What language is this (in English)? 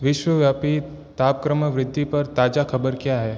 Hindi